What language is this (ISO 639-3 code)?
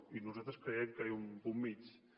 cat